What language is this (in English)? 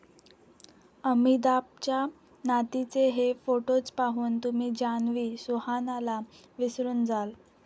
Marathi